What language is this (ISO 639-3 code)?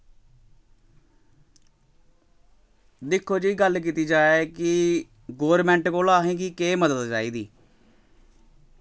doi